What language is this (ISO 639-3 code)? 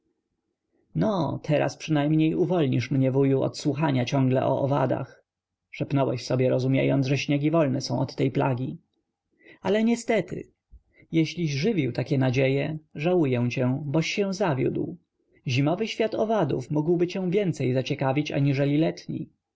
pol